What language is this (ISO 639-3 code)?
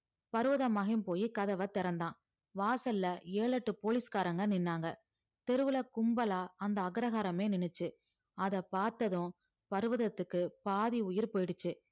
tam